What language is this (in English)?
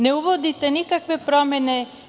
Serbian